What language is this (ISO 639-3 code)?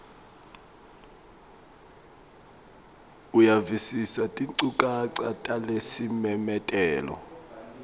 ssw